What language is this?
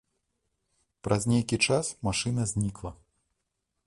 Belarusian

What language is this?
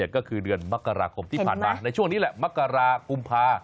Thai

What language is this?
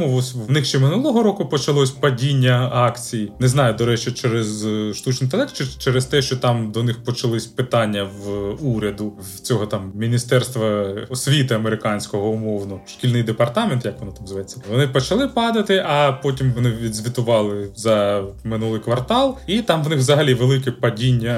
Ukrainian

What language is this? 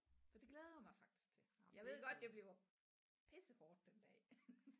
Danish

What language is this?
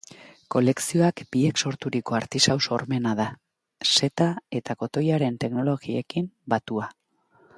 Basque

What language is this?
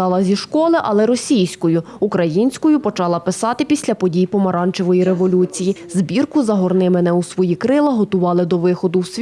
Ukrainian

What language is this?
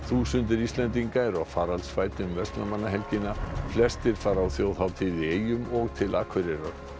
Icelandic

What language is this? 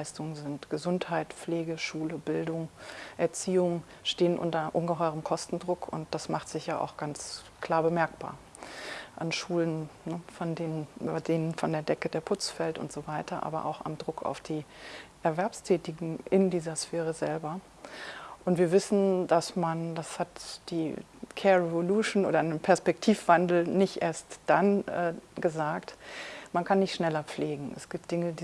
German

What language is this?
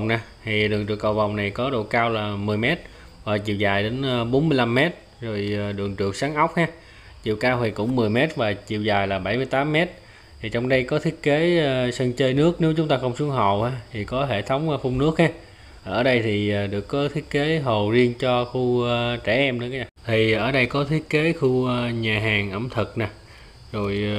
Vietnamese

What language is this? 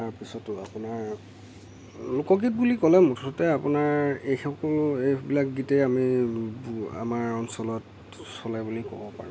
Assamese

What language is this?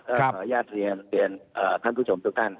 Thai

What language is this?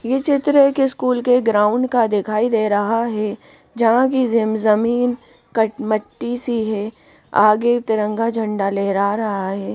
Hindi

